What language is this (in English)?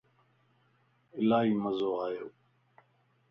Lasi